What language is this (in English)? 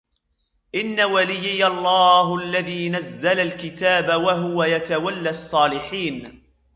Arabic